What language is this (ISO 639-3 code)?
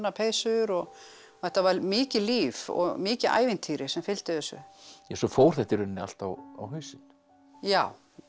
isl